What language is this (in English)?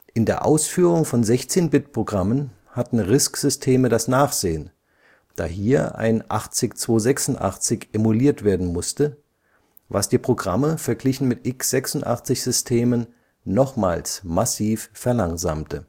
German